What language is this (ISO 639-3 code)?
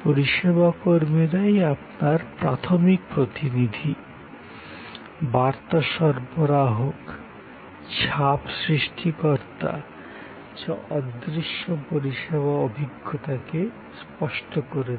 ben